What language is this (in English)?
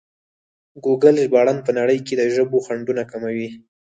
Pashto